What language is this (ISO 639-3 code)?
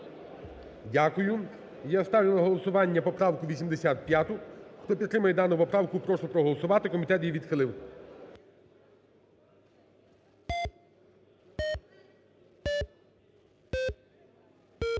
ukr